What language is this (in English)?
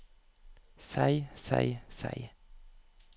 Norwegian